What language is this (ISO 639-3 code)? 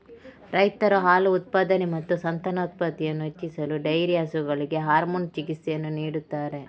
kan